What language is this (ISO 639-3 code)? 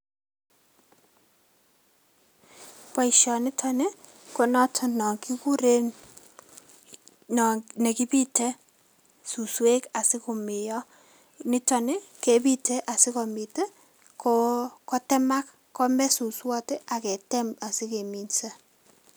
kln